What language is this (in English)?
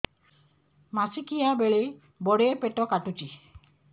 Odia